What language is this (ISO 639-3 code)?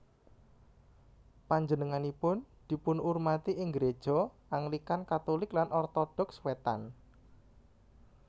jav